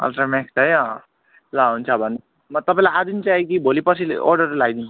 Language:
Nepali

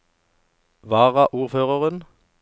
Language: Norwegian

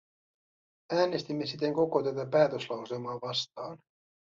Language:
Finnish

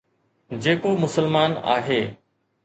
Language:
Sindhi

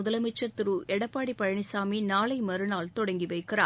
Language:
Tamil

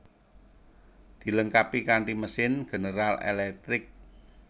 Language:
Javanese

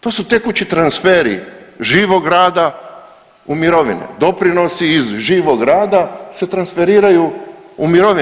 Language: Croatian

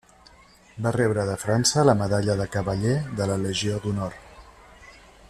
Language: Catalan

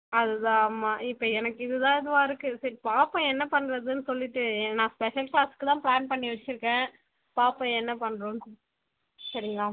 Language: Tamil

